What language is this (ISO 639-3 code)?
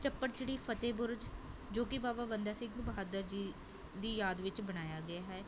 pan